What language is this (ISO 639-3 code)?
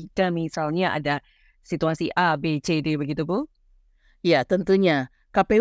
ind